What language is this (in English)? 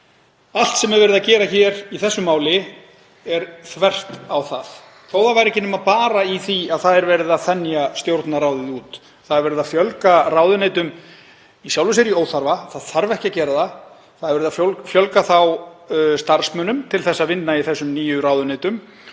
Icelandic